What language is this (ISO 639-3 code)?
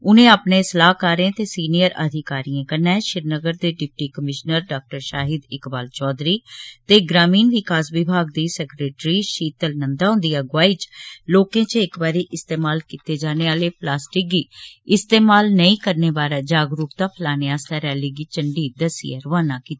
doi